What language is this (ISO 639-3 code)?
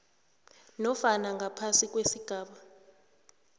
nbl